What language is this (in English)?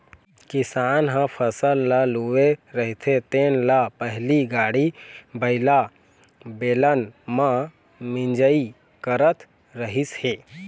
Chhattisgarhi